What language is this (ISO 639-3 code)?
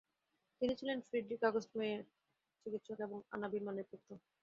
ben